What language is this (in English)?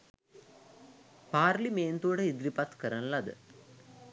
Sinhala